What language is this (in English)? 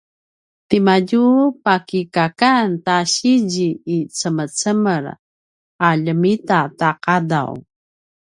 Paiwan